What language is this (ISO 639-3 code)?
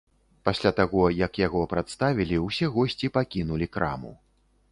bel